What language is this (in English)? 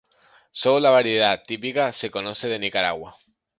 Spanish